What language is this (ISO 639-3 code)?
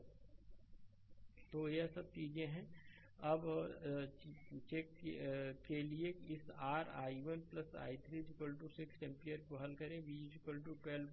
hin